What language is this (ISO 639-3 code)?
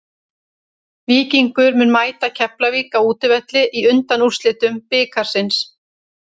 isl